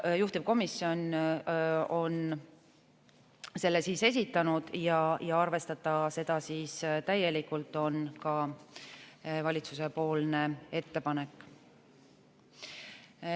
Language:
Estonian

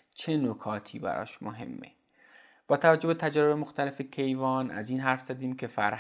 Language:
Persian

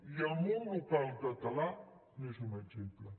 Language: Catalan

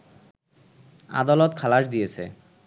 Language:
Bangla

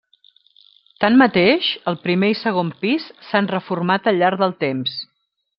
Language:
Catalan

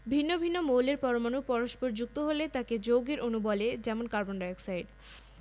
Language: Bangla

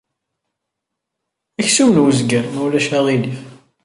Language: Kabyle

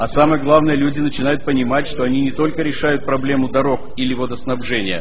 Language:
Russian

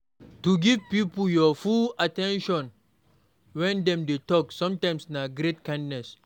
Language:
Nigerian Pidgin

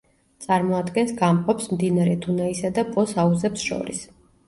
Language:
Georgian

